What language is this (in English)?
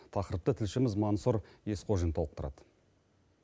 Kazakh